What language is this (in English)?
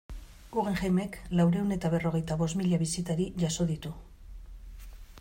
Basque